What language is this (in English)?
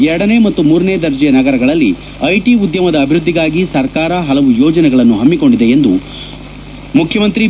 Kannada